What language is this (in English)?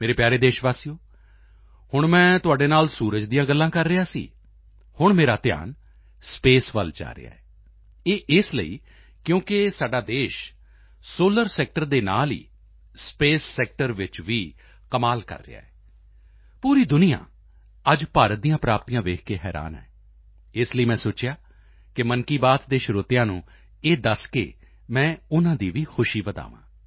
Punjabi